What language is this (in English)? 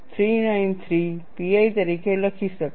Gujarati